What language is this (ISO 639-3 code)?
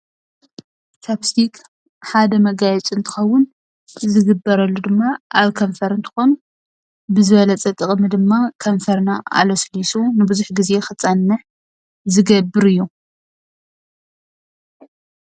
tir